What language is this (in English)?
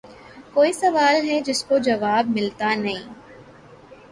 Urdu